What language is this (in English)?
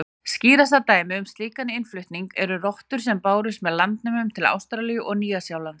Icelandic